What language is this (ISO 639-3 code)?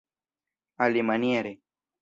epo